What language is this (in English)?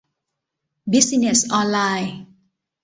Thai